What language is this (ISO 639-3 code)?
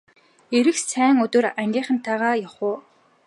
mon